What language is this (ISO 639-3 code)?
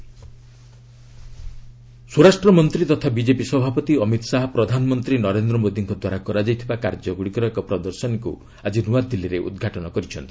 ori